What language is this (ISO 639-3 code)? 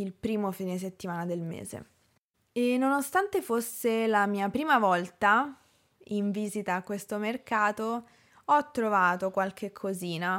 ita